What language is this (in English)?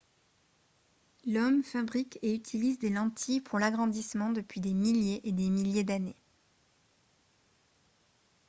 French